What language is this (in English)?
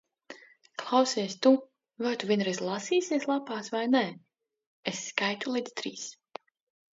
Latvian